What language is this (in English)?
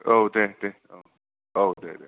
Bodo